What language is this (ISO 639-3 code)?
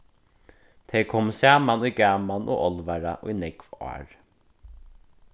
fao